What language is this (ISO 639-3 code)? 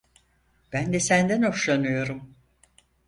tur